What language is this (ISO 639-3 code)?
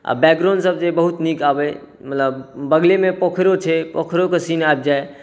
mai